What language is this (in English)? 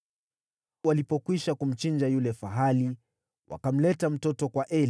Swahili